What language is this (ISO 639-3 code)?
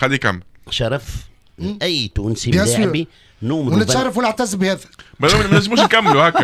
ara